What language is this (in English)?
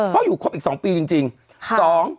Thai